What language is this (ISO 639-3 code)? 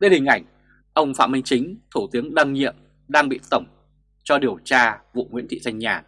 vie